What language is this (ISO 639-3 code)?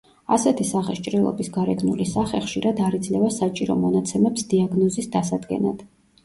kat